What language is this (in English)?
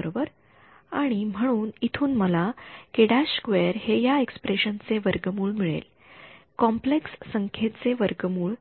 Marathi